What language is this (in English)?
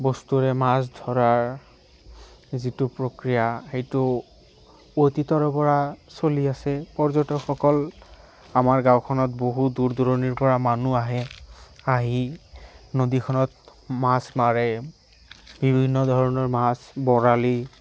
Assamese